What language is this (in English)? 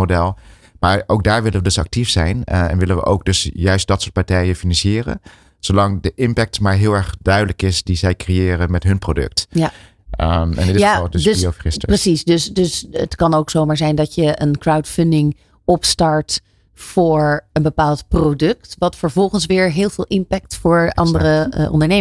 Dutch